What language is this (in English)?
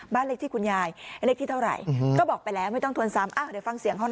Thai